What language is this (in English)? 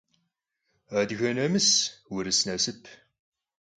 Kabardian